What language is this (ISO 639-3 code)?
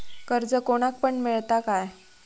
mar